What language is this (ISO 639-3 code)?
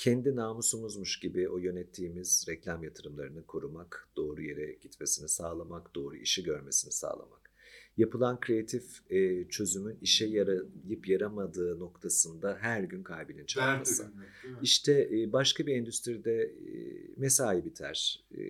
tur